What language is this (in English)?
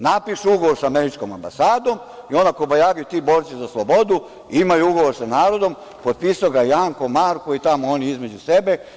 Serbian